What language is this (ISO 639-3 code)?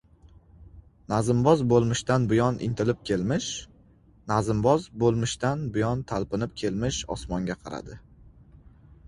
uzb